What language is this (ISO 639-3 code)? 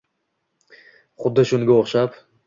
uzb